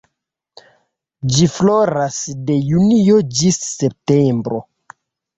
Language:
Esperanto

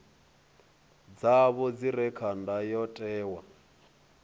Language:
Venda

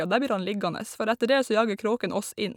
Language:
Norwegian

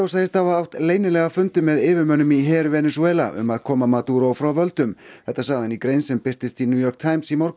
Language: Icelandic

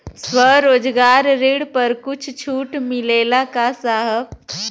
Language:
Bhojpuri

